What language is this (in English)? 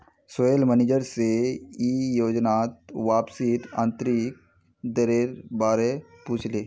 Magahi